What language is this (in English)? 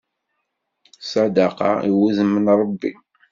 Kabyle